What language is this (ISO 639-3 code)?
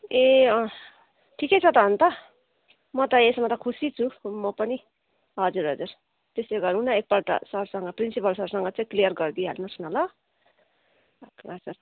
nep